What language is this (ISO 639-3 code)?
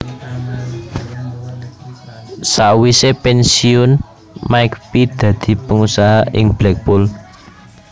jav